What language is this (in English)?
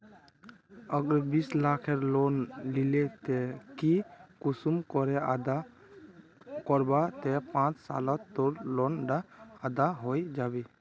Magahi